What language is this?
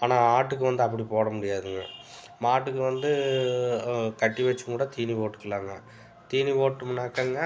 Tamil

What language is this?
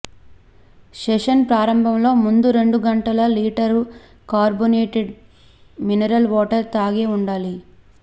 Telugu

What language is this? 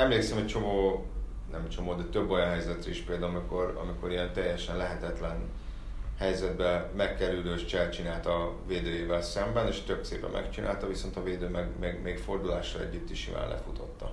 Hungarian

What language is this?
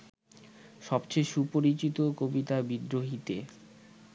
Bangla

